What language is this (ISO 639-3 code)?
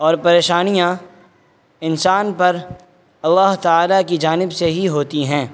urd